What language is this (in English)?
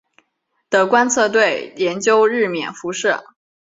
Chinese